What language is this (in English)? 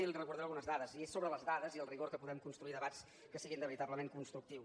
Catalan